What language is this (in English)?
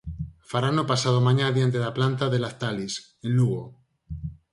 Galician